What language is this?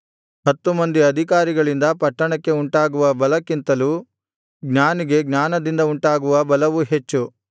Kannada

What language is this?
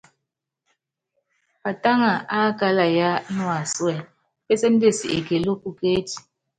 Yangben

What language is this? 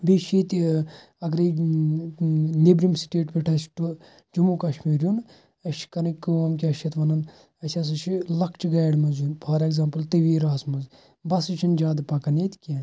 Kashmiri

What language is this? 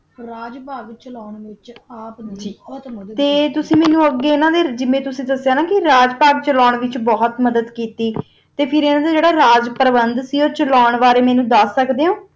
Punjabi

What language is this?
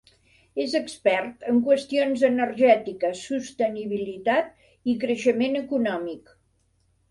Catalan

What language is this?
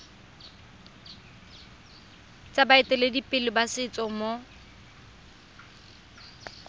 Tswana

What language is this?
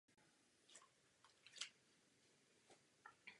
Czech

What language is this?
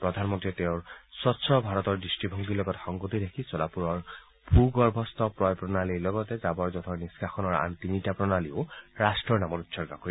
Assamese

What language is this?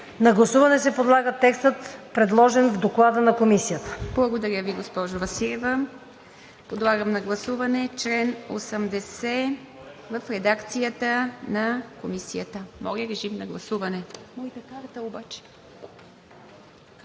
Bulgarian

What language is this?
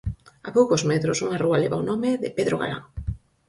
Galician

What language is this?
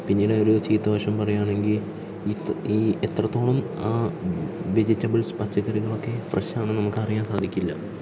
Malayalam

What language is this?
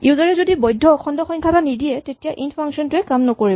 Assamese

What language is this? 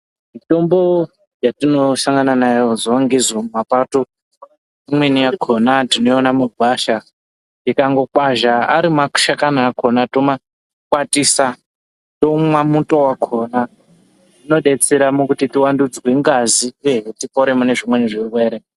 Ndau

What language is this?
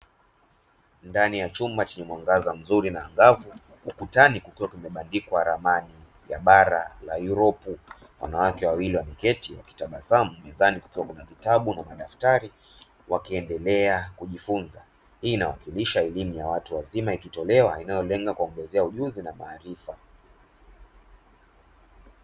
Swahili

